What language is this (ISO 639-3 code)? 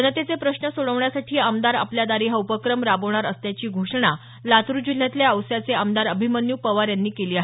mar